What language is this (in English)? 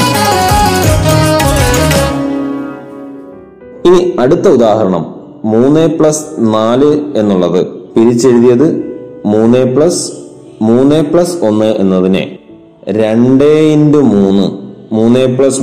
Malayalam